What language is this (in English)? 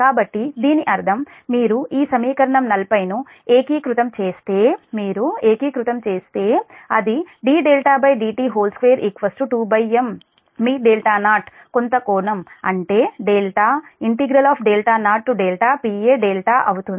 Telugu